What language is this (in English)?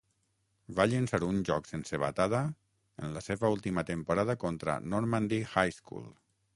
Catalan